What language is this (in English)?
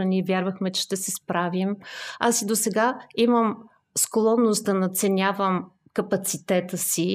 Bulgarian